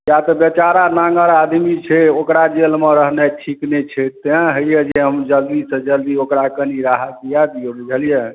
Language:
Maithili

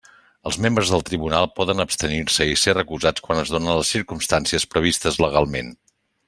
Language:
Catalan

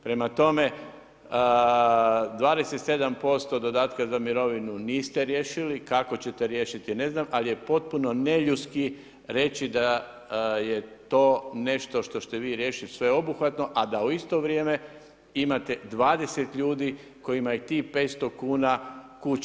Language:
Croatian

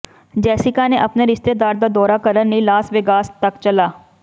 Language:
Punjabi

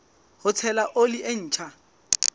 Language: Southern Sotho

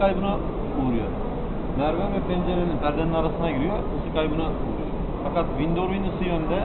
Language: Turkish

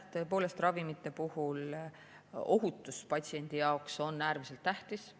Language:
Estonian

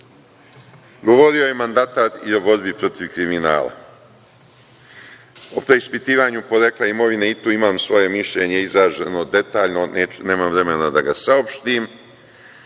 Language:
Serbian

